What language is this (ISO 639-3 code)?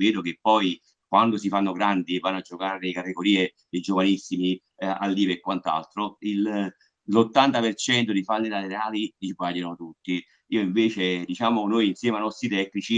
ita